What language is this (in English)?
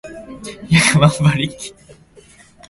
Japanese